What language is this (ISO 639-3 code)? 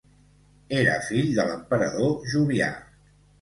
cat